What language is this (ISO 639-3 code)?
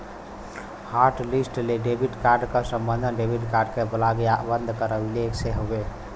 bho